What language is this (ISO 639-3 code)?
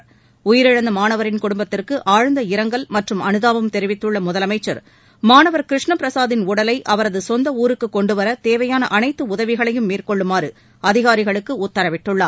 tam